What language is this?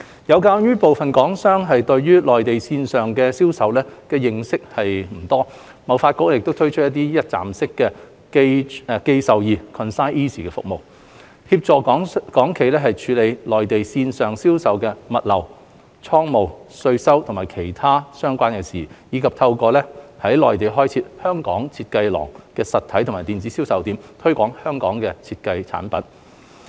Cantonese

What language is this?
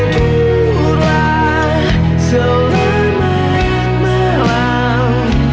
Indonesian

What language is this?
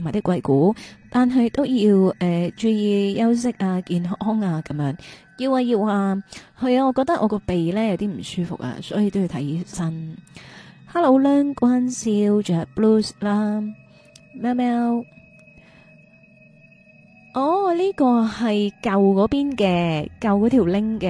Chinese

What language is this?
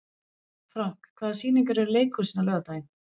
Icelandic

